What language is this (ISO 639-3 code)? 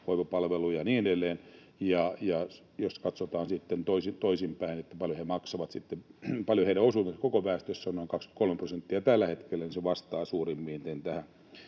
fin